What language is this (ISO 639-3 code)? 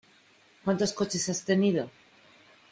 spa